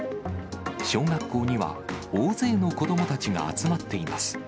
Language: Japanese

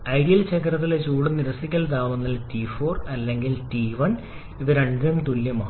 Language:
Malayalam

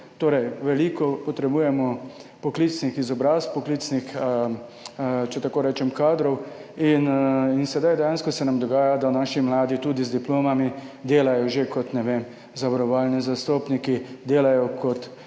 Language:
Slovenian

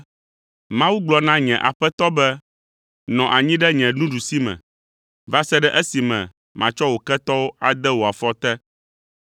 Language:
Ewe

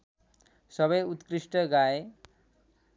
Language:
Nepali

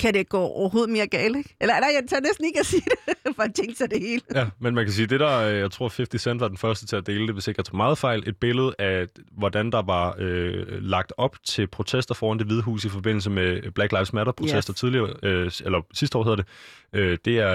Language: Danish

